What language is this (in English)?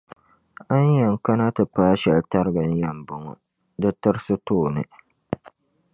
Dagbani